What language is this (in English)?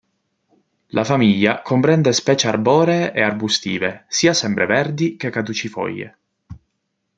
Italian